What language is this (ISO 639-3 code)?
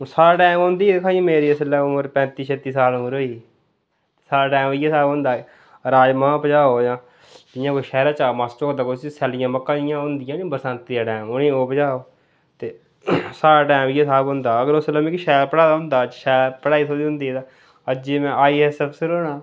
doi